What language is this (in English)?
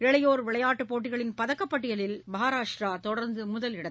Tamil